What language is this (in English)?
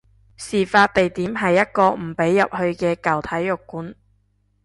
Cantonese